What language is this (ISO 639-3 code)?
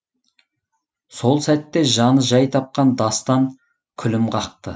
kaz